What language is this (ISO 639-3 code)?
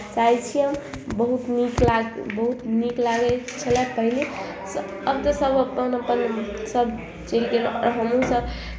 mai